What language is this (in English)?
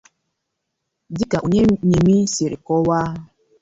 Igbo